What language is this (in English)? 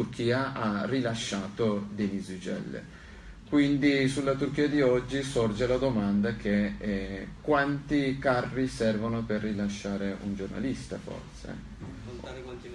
Italian